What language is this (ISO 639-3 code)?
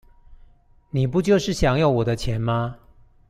zho